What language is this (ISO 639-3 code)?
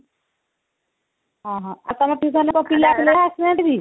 ori